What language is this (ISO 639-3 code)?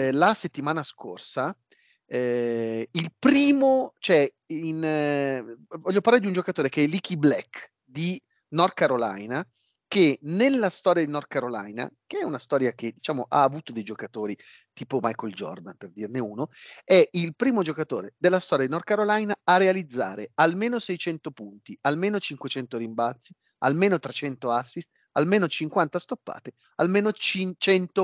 ita